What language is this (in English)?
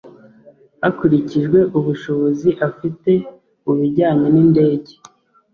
Kinyarwanda